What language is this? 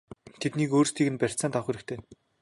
Mongolian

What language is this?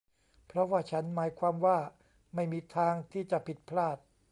Thai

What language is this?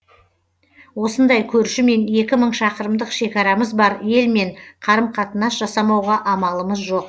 Kazakh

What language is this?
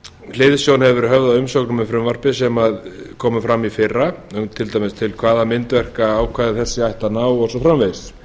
Icelandic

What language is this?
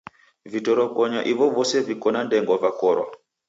Taita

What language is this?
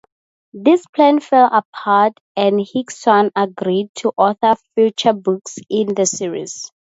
English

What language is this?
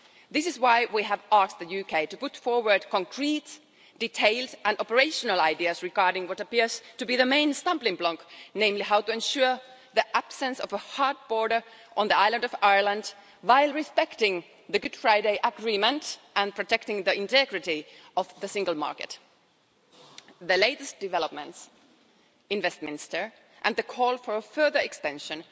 English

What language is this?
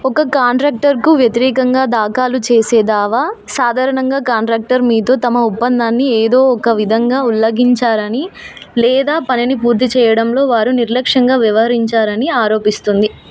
Telugu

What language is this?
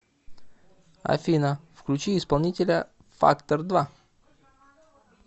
Russian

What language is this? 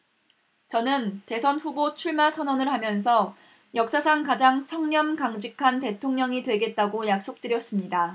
Korean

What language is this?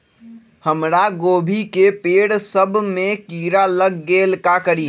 Magahi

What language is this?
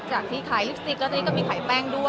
Thai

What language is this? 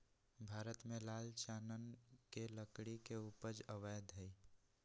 Magahi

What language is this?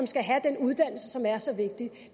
Danish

